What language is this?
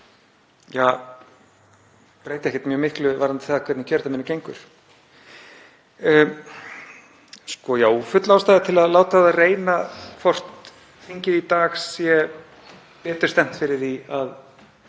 Icelandic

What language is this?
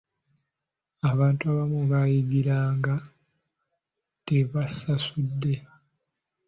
Ganda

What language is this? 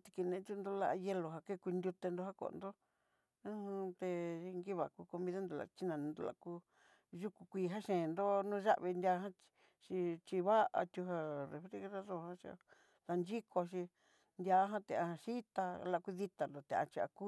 Southeastern Nochixtlán Mixtec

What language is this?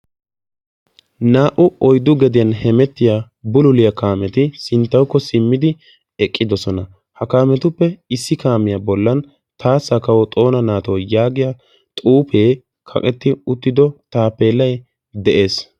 Wolaytta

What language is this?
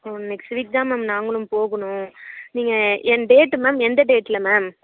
Tamil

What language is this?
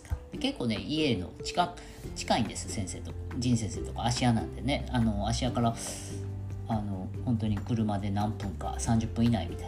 Japanese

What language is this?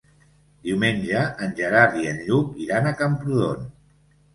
Catalan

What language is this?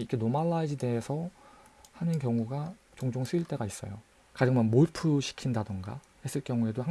Korean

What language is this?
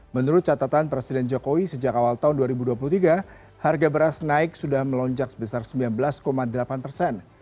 Indonesian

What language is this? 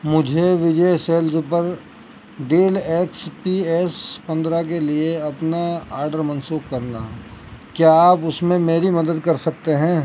Urdu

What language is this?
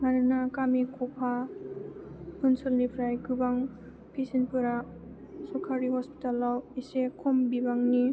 Bodo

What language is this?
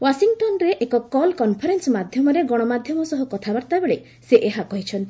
Odia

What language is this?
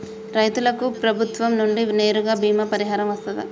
Telugu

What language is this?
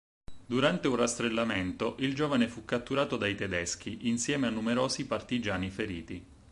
Italian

